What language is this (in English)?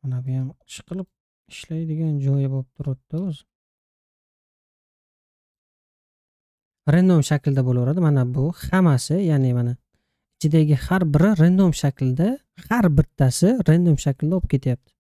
Turkish